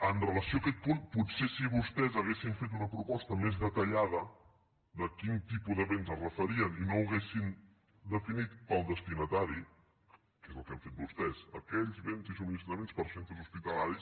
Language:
Catalan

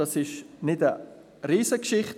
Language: Swiss German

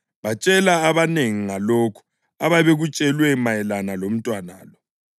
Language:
North Ndebele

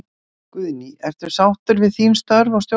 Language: Icelandic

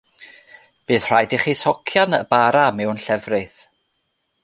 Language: Welsh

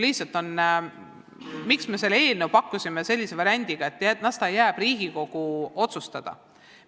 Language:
Estonian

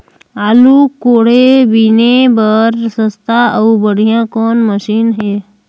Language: Chhattisgarhi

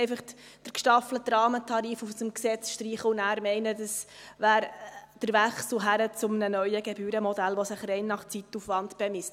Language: Swiss German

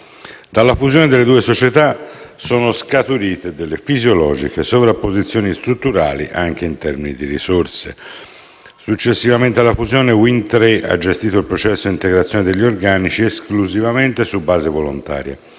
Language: Italian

